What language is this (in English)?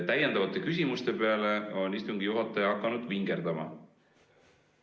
Estonian